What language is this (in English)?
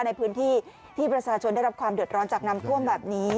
Thai